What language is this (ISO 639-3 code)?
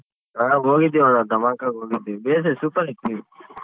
kan